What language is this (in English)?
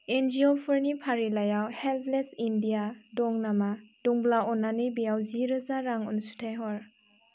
Bodo